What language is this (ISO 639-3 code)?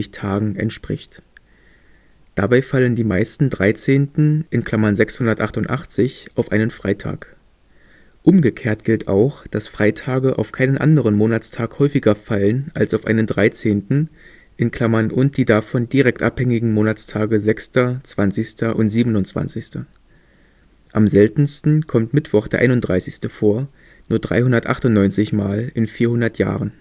deu